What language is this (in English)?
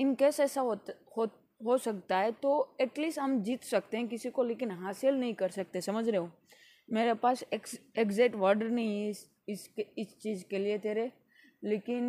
Hindi